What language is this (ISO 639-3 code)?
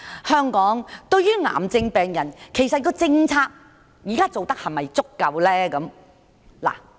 yue